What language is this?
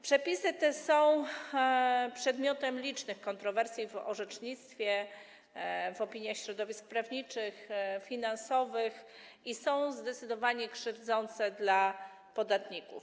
Polish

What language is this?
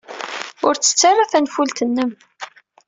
Kabyle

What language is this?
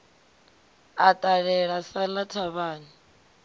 Venda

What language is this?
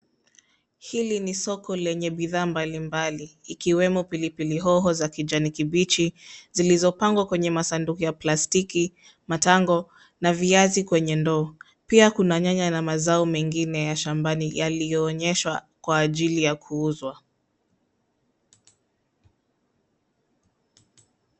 Swahili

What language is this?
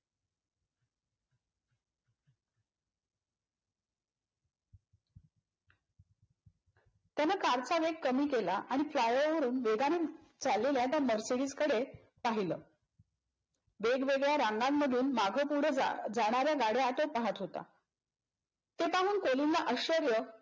Marathi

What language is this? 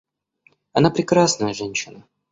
Russian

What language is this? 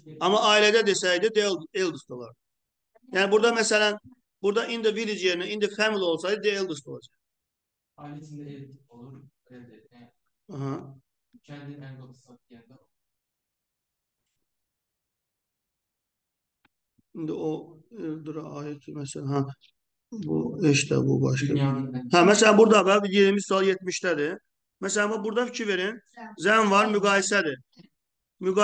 Turkish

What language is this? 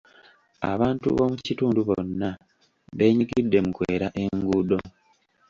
Ganda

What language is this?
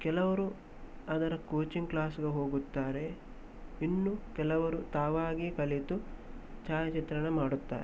Kannada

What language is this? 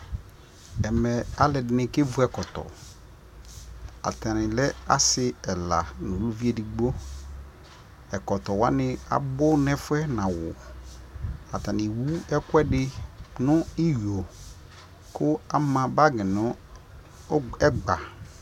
Ikposo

